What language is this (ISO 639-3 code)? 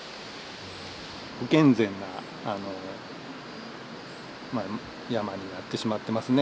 jpn